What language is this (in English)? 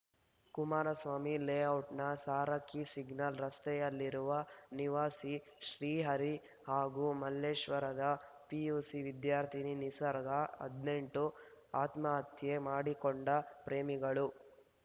Kannada